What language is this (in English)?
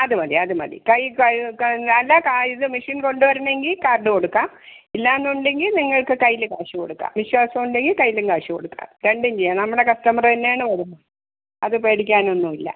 Malayalam